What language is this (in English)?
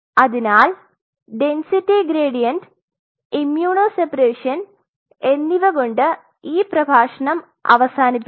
Malayalam